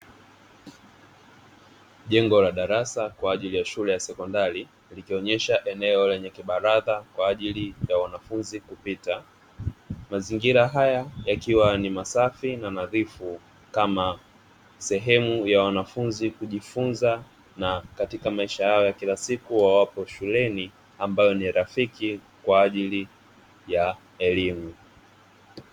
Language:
Swahili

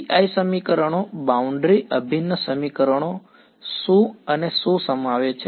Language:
Gujarati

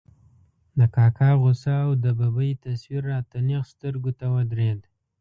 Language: Pashto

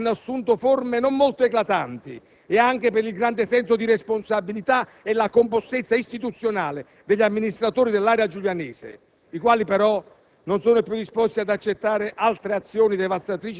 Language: Italian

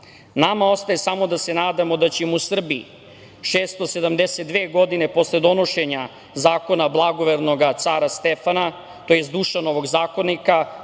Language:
Serbian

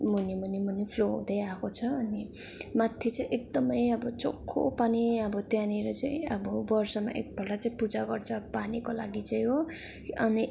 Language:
Nepali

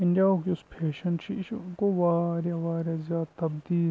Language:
Kashmiri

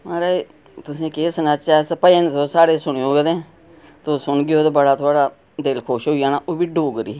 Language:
Dogri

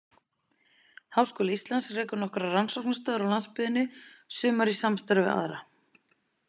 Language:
Icelandic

